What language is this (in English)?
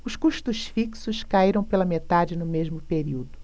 Portuguese